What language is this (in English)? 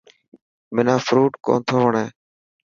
Dhatki